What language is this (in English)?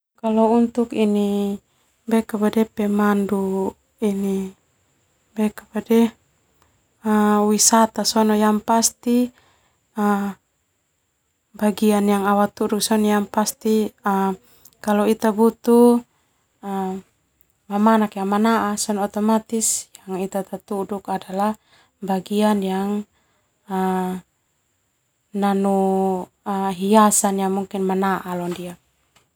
Termanu